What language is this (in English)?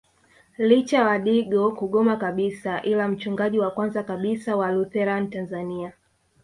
Swahili